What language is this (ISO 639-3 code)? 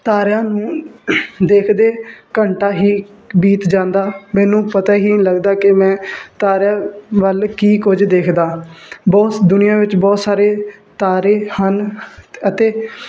pan